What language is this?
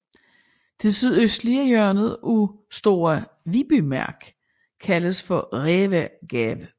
Danish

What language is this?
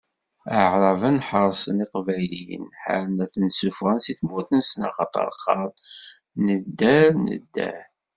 Kabyle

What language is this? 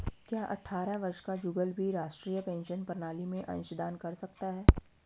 Hindi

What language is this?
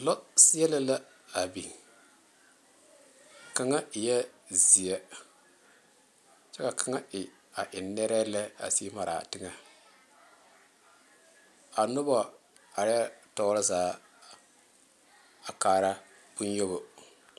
Southern Dagaare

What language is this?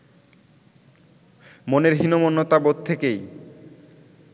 Bangla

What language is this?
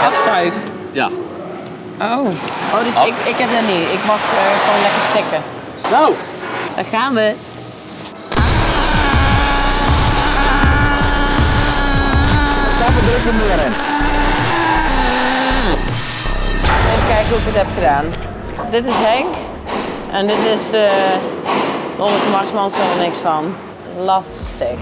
Dutch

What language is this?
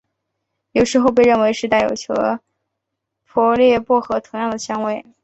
Chinese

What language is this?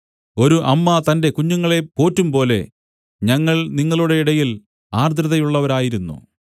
Malayalam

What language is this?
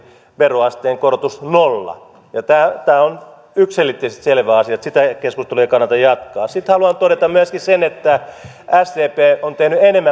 Finnish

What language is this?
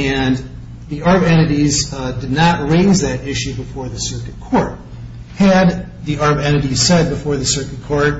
English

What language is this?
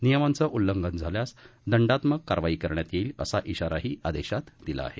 Marathi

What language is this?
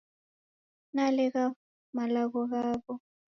Taita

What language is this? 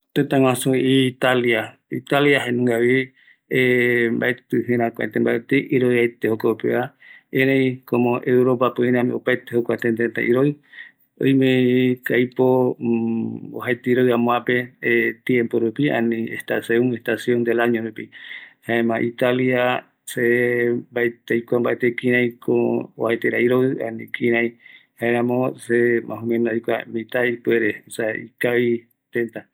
Eastern Bolivian Guaraní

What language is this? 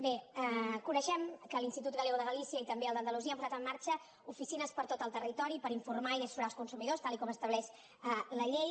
Catalan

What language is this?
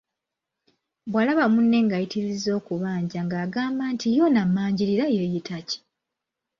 Ganda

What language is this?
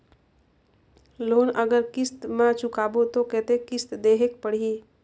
Chhattisgarhi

